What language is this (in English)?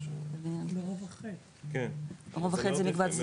Hebrew